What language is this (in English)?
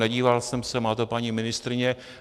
Czech